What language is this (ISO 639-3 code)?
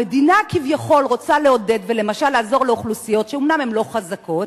heb